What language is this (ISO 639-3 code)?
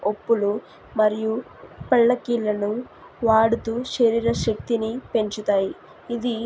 tel